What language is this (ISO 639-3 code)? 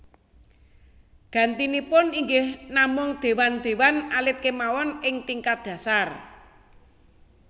jav